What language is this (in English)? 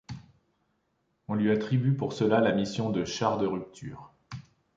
French